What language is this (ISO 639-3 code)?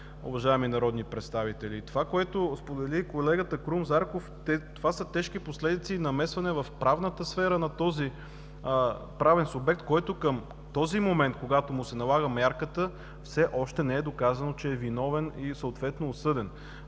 bul